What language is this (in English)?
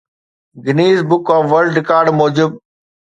Sindhi